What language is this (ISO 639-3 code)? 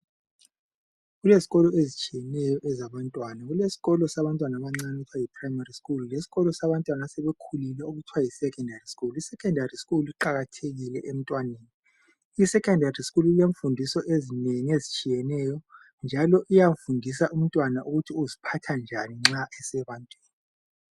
nde